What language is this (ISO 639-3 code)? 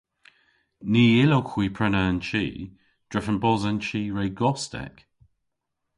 cor